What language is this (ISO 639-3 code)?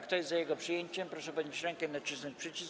pol